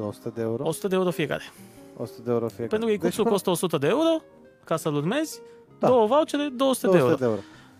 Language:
Romanian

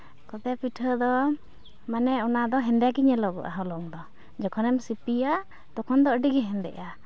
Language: Santali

